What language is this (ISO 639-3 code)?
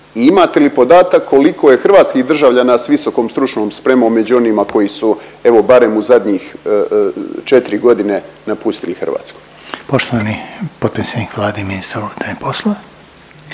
hrv